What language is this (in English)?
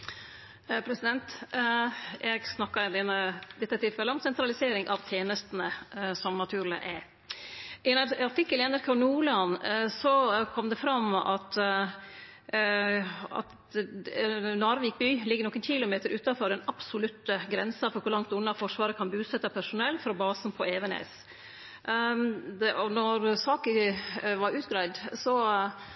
Norwegian Nynorsk